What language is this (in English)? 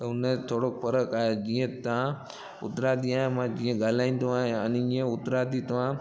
Sindhi